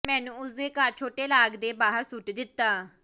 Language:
Punjabi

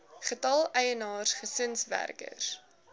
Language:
Afrikaans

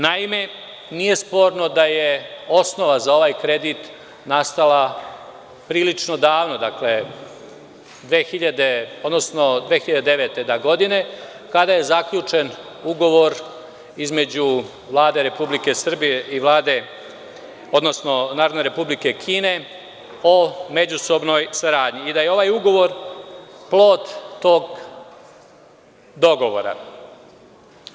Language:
Serbian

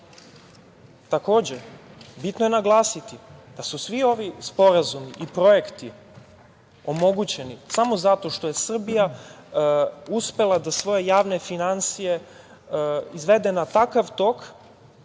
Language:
Serbian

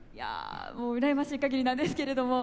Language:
Japanese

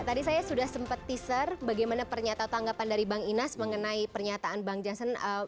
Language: Indonesian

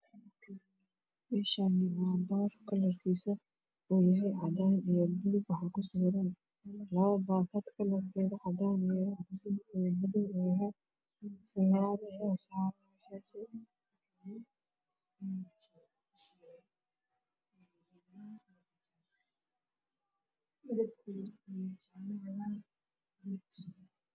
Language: Somali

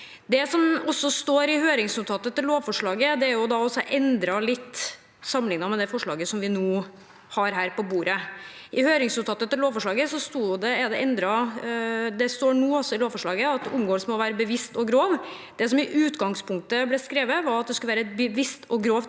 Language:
Norwegian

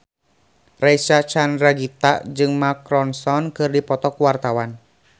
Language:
Sundanese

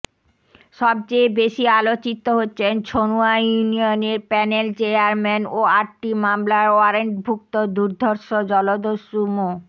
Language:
Bangla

